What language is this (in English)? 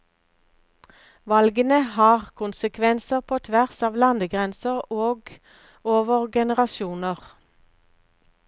Norwegian